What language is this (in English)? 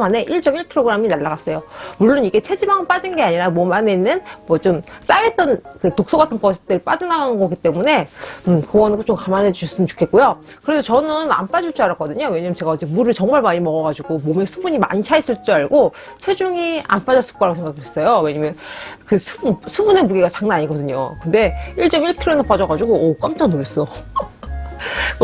Korean